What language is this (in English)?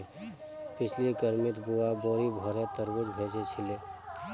Magahi